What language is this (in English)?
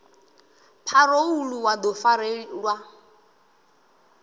Venda